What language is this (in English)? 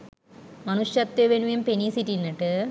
Sinhala